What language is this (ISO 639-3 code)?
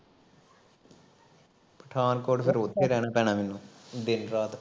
pan